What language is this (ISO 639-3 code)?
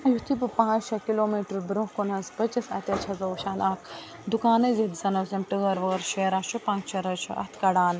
kas